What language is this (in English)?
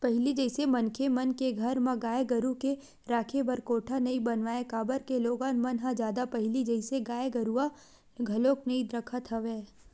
Chhattisgarhi